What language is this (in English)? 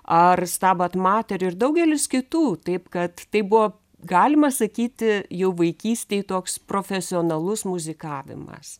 Lithuanian